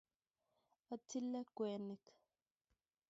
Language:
Kalenjin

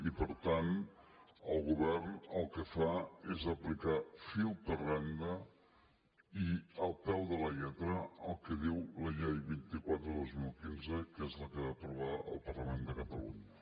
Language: Catalan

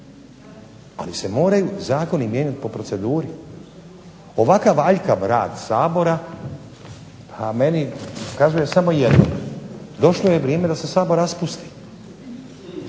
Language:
Croatian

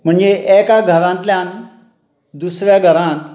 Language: Konkani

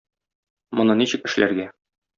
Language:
Tatar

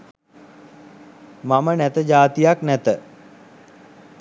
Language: Sinhala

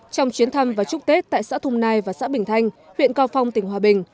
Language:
Vietnamese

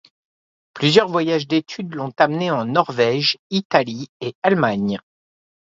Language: French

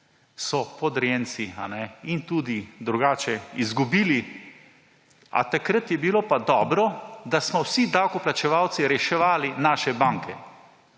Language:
Slovenian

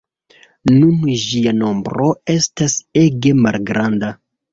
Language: Esperanto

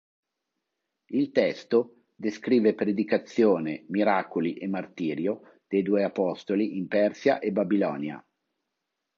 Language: Italian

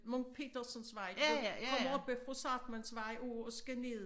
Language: Danish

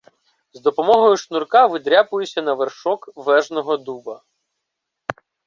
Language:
Ukrainian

